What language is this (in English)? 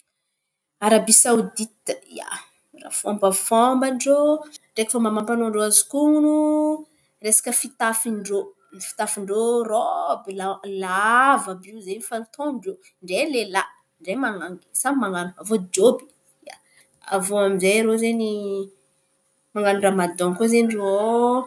Antankarana Malagasy